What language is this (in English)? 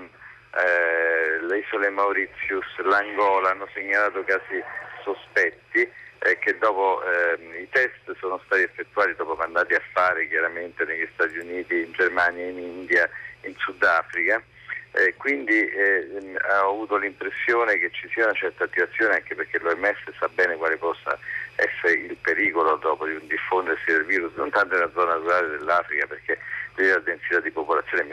Italian